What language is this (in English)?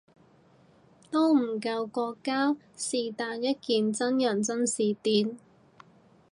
Cantonese